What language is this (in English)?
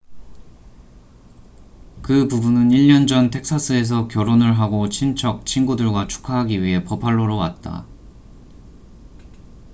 Korean